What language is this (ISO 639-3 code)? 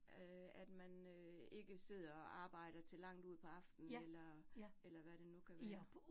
dan